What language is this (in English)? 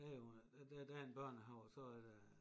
Danish